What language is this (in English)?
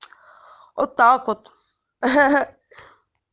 Russian